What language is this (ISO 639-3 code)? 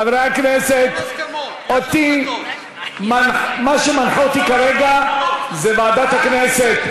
heb